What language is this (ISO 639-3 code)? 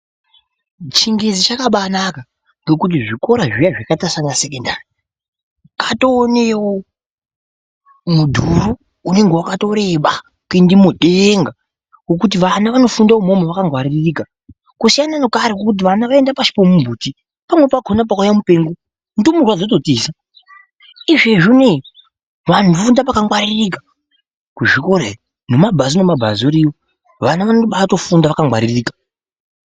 ndc